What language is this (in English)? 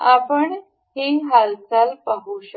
Marathi